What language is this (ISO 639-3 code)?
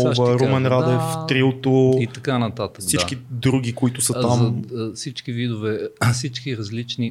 bul